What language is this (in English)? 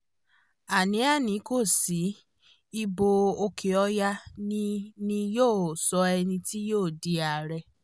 Yoruba